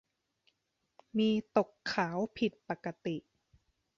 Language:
Thai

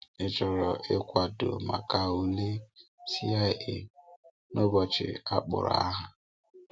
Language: Igbo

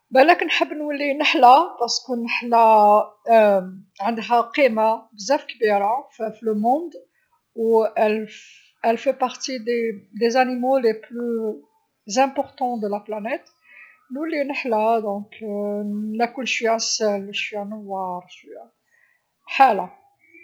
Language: Algerian Arabic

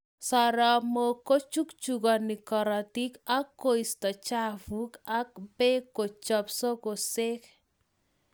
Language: Kalenjin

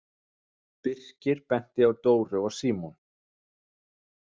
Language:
Icelandic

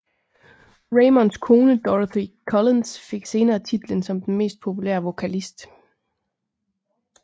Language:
Danish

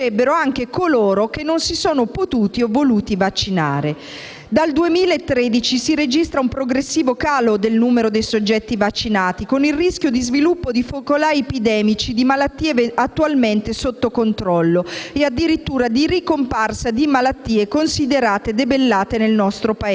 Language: Italian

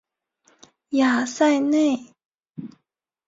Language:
Chinese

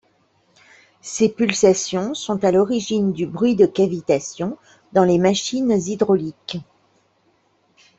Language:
French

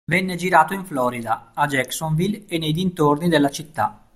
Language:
Italian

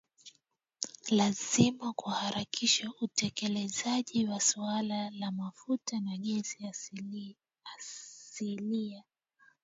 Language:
Swahili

